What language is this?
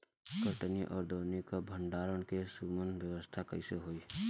Bhojpuri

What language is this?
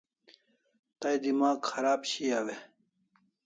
Kalasha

